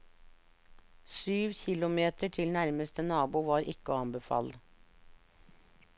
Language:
Norwegian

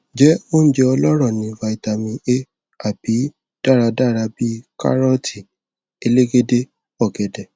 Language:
Yoruba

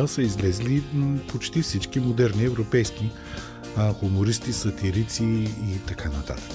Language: Bulgarian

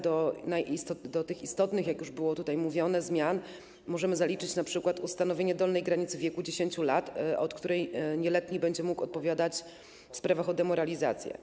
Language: Polish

